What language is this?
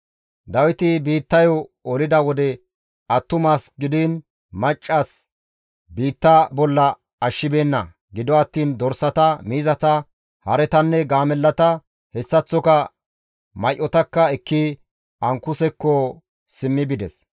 Gamo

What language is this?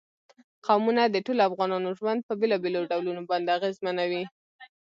Pashto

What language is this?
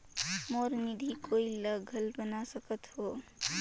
Chhattisgarhi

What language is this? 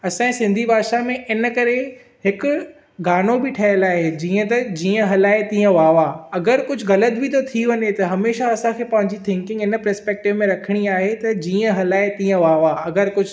Sindhi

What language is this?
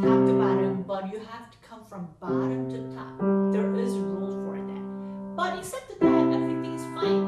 English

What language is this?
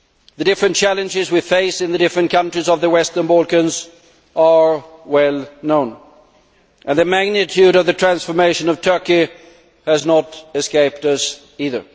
English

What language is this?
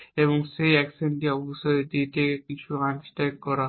Bangla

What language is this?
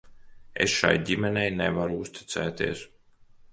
Latvian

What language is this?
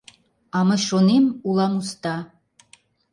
Mari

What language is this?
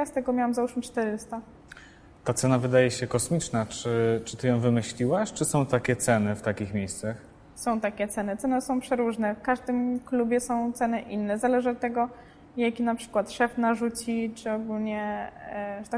Polish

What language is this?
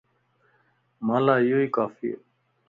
Lasi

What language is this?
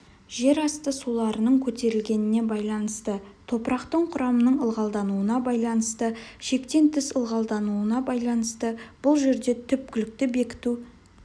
Kazakh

